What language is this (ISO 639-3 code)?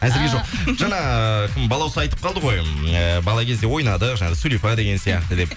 kaz